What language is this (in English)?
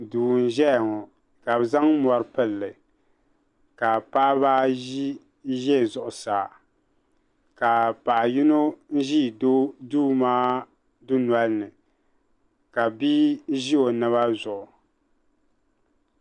Dagbani